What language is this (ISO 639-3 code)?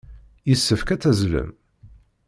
kab